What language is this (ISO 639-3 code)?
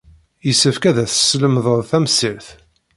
kab